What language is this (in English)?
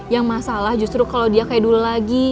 Indonesian